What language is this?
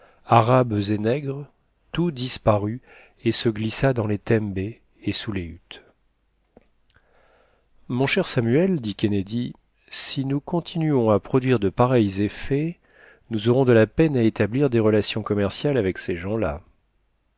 French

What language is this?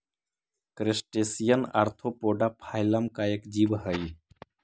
Magahi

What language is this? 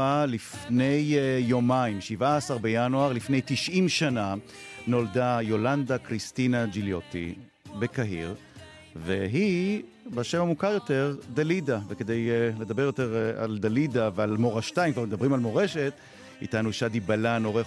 Hebrew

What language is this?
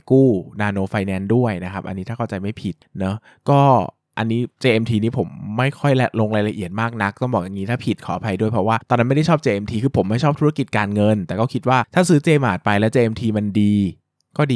Thai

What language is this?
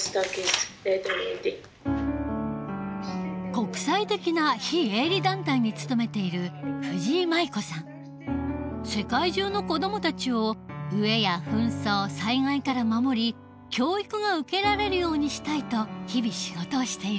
Japanese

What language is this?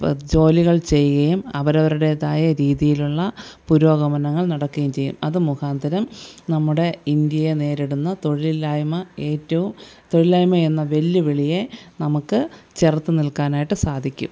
Malayalam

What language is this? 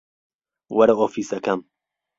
Central Kurdish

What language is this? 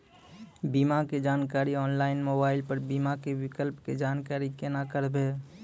Maithili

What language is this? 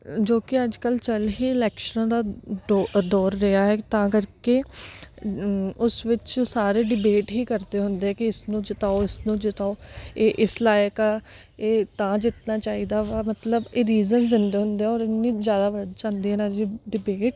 Punjabi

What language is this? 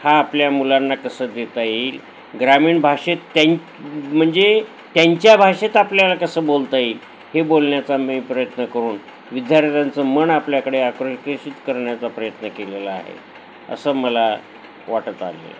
Marathi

